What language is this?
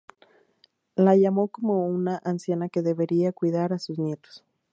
Spanish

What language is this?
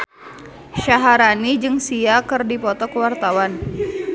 Sundanese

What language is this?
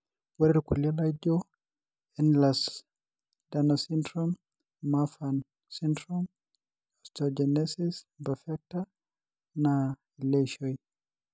Masai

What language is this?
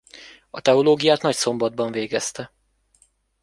Hungarian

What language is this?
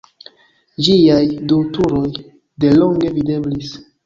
Esperanto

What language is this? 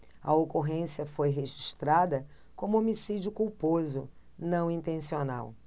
Portuguese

